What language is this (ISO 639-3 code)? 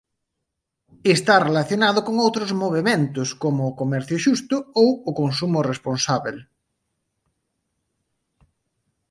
glg